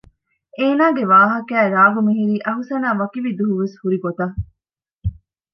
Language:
Divehi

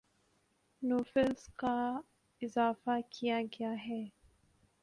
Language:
Urdu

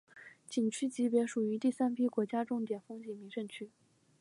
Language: Chinese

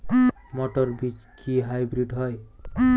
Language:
Bangla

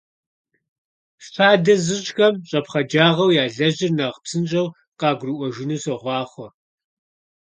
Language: Kabardian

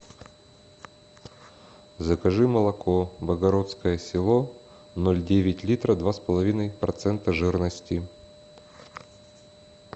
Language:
Russian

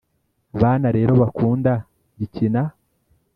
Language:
Kinyarwanda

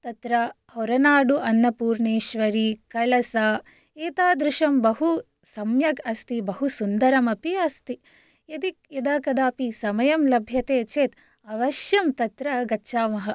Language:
Sanskrit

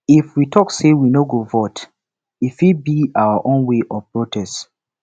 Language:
Nigerian Pidgin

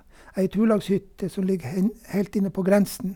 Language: Norwegian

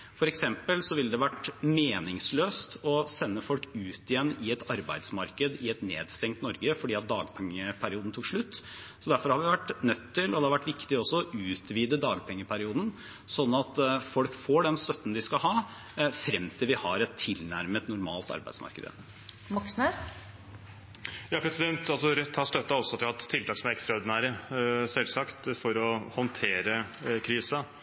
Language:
Norwegian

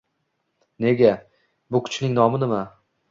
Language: Uzbek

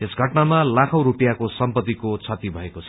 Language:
Nepali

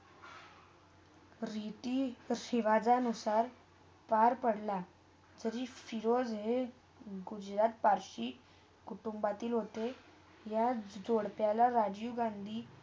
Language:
Marathi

